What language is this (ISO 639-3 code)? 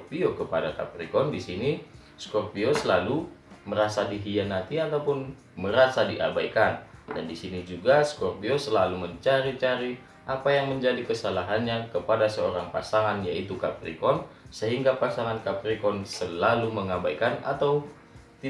ind